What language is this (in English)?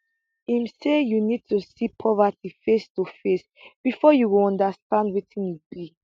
Nigerian Pidgin